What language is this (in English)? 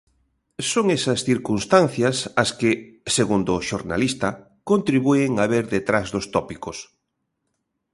Galician